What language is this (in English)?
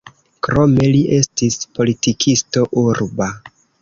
Esperanto